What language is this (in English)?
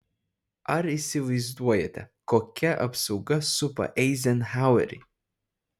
Lithuanian